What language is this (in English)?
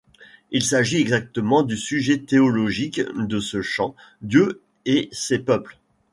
French